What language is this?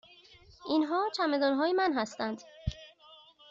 Persian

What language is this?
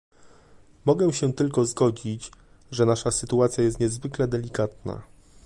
Polish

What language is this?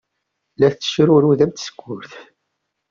Kabyle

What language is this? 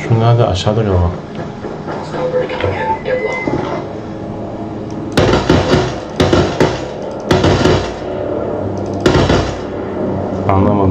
Turkish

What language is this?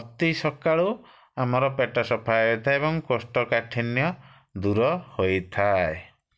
Odia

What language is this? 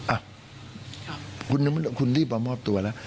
Thai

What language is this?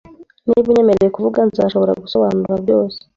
Kinyarwanda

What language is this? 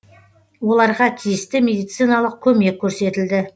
Kazakh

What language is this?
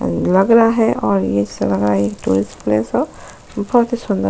Hindi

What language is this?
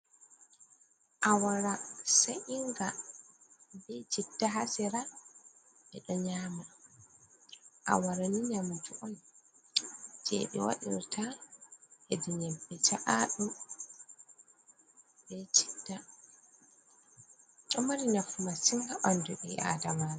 Fula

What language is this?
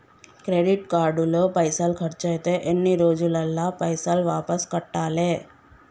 Telugu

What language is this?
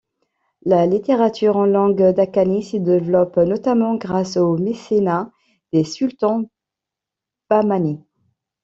French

